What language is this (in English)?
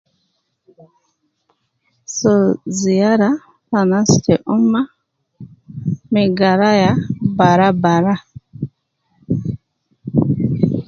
Nubi